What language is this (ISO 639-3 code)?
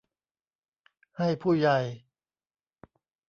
tha